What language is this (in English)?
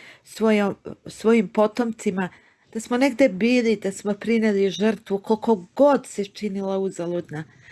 Serbian